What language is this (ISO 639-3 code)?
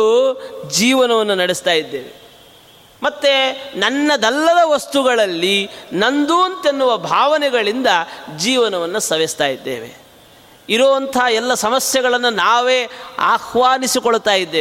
kan